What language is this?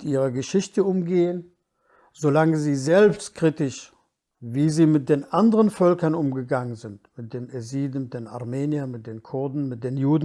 German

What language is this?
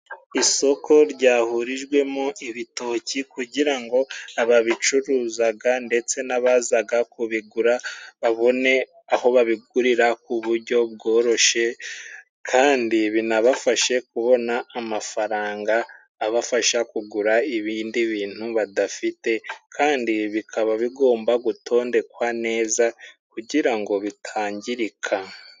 Kinyarwanda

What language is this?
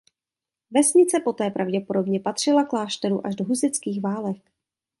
Czech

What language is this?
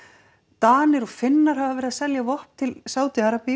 Icelandic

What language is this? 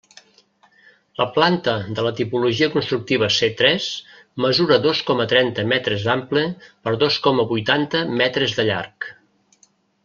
Catalan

